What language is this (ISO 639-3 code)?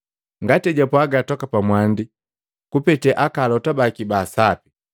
mgv